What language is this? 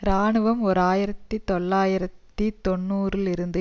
Tamil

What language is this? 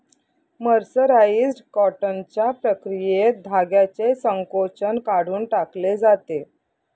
Marathi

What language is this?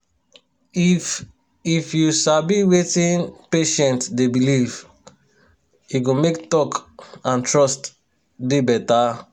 Nigerian Pidgin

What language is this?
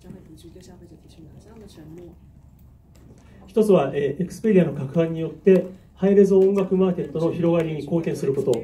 Japanese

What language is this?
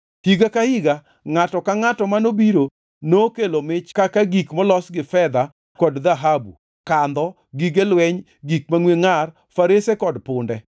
Luo (Kenya and Tanzania)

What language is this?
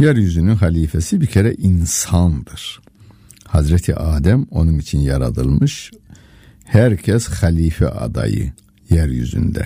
Turkish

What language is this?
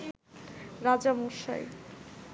Bangla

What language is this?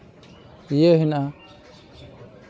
Santali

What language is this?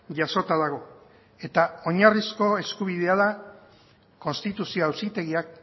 Basque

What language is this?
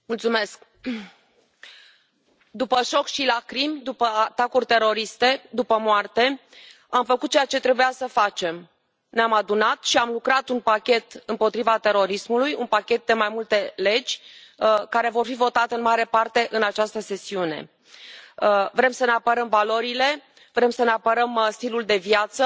Romanian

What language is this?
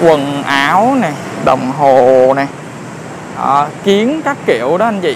Vietnamese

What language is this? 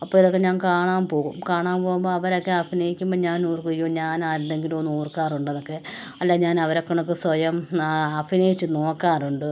Malayalam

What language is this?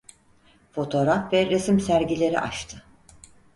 Turkish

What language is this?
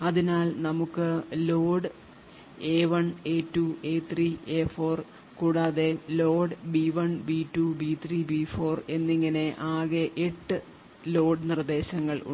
Malayalam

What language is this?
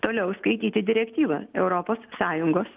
Lithuanian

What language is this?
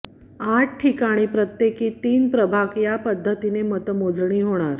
Marathi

